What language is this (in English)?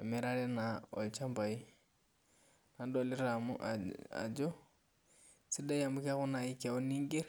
Masai